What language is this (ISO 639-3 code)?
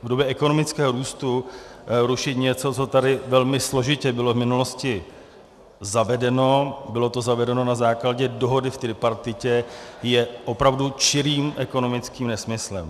ces